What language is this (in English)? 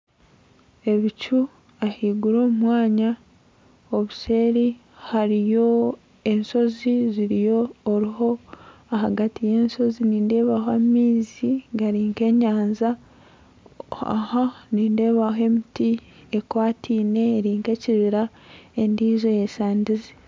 Nyankole